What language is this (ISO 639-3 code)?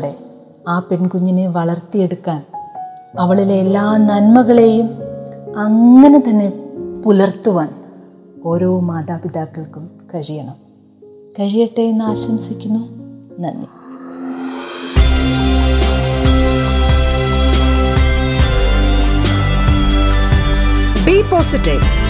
mal